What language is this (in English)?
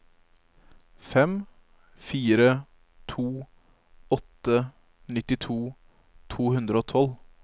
Norwegian